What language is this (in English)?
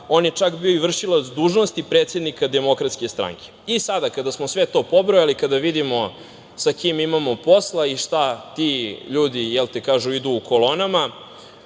Serbian